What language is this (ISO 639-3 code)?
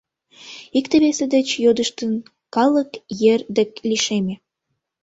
chm